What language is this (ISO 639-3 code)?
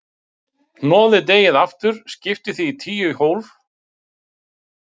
isl